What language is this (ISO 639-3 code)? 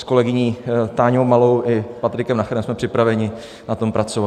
ces